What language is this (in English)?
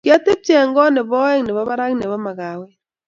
Kalenjin